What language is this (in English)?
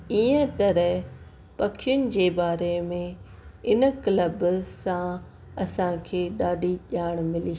Sindhi